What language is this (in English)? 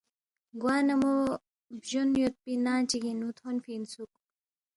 Balti